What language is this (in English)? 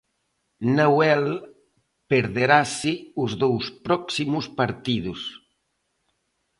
Galician